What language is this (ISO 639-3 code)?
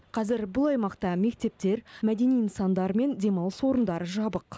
kaz